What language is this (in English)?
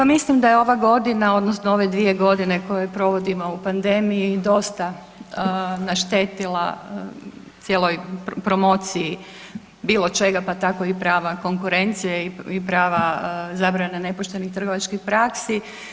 Croatian